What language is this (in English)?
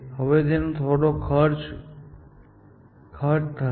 Gujarati